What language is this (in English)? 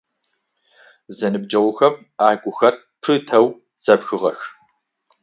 Adyghe